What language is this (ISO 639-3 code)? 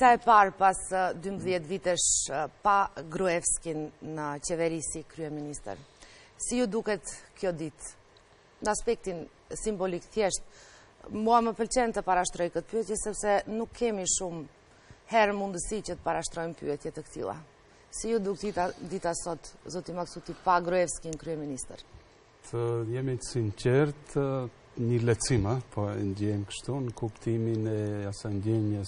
ron